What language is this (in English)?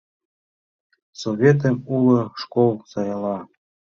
Mari